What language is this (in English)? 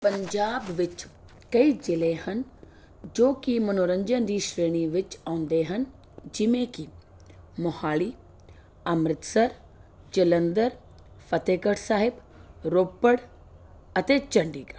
Punjabi